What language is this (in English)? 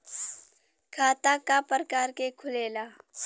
Bhojpuri